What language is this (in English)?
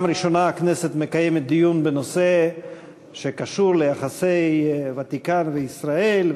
Hebrew